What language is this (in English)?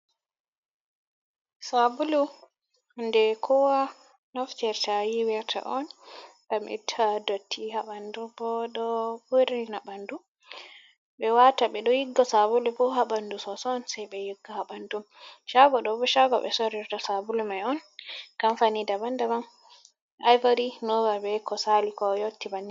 Fula